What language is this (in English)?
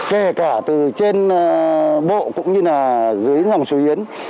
Vietnamese